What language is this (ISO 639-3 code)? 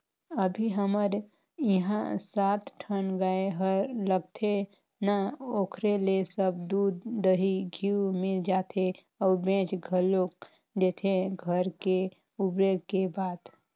hne